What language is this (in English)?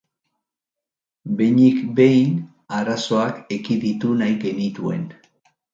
Basque